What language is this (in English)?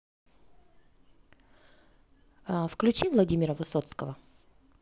Russian